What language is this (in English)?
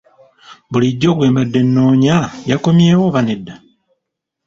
Ganda